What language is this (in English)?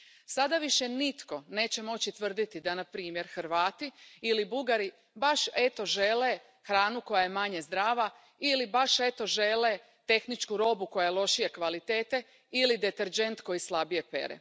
Croatian